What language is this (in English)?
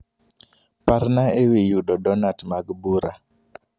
Luo (Kenya and Tanzania)